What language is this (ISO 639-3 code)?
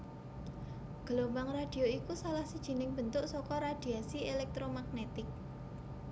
jav